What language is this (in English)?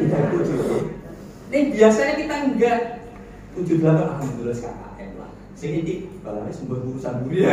Indonesian